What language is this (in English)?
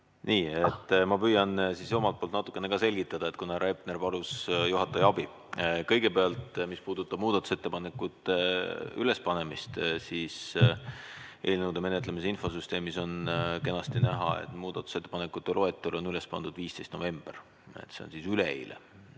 Estonian